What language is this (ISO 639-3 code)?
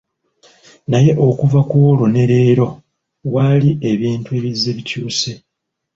lug